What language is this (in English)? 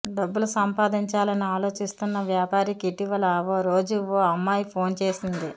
Telugu